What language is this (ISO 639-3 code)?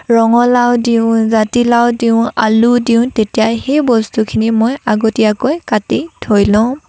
asm